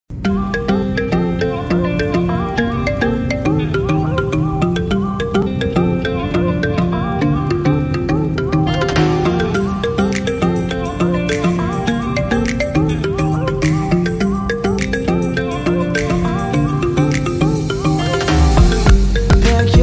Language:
English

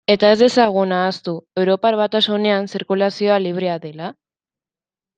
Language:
Basque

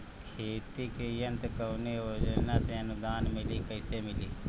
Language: Bhojpuri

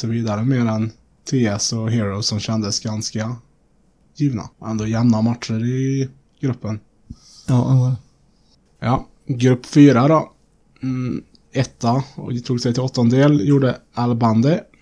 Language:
Swedish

